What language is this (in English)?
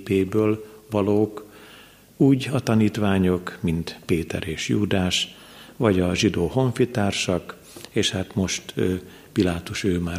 Hungarian